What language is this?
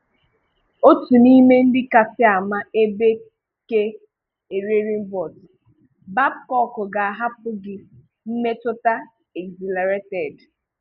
Igbo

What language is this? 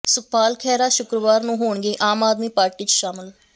Punjabi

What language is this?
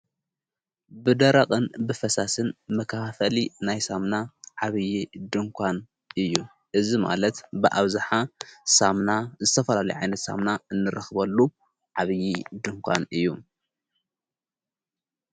Tigrinya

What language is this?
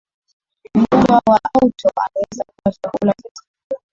Swahili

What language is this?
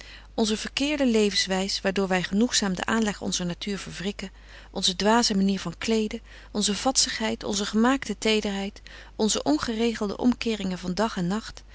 Dutch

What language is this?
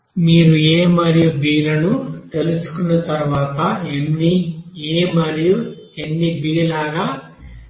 Telugu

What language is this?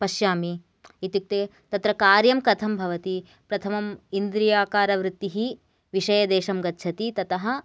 Sanskrit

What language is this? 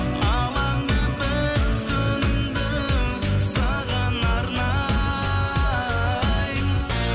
Kazakh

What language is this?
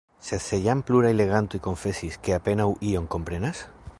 Esperanto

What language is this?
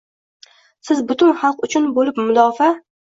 Uzbek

